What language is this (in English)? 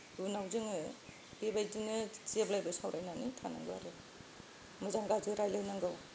Bodo